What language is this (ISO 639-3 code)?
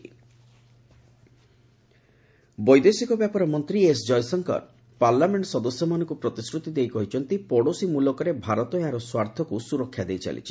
ori